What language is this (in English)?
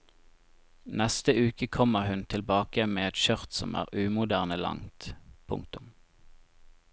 Norwegian